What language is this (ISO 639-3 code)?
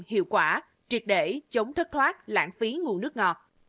vie